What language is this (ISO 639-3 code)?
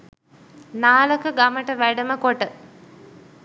sin